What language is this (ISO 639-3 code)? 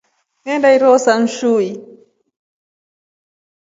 rof